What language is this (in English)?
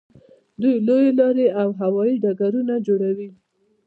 Pashto